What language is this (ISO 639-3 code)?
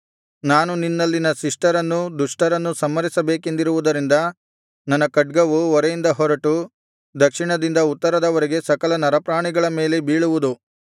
kan